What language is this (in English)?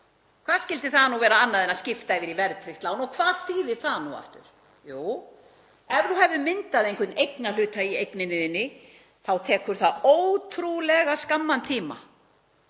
Icelandic